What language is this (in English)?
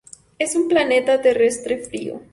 Spanish